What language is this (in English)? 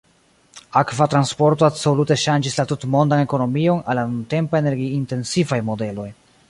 Esperanto